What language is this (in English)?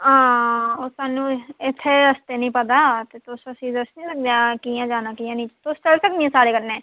Dogri